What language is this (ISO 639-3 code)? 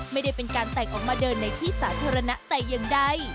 tha